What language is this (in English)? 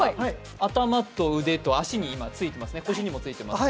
Japanese